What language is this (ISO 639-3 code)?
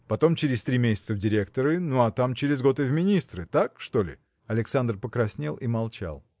rus